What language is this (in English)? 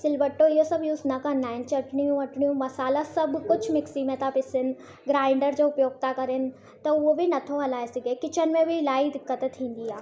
Sindhi